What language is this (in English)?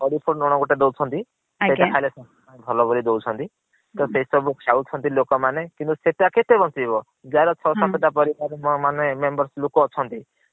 Odia